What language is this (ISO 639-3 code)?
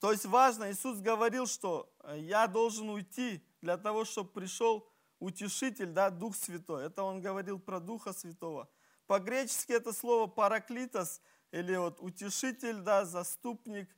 rus